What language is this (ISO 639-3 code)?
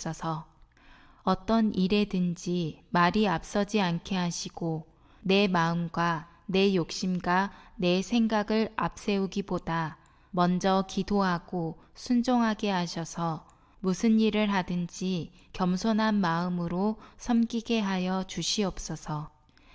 kor